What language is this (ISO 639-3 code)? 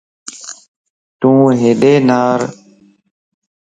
lss